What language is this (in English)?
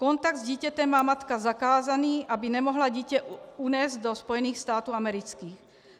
Czech